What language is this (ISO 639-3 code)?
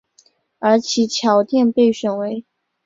zho